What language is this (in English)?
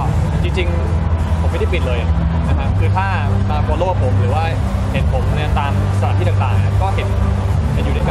Thai